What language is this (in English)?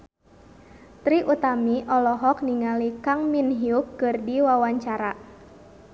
Sundanese